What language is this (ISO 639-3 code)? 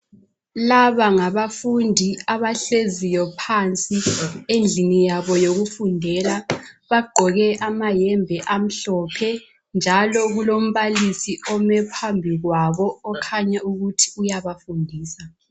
nde